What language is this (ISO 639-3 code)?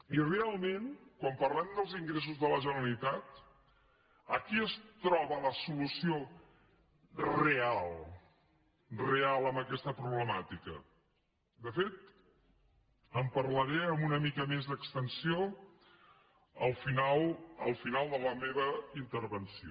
cat